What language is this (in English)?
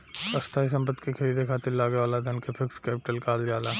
Bhojpuri